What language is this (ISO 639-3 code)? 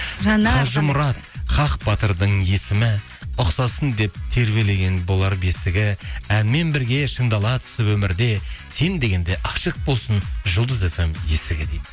kaz